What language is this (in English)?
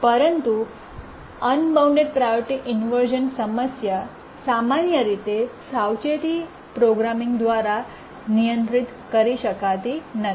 Gujarati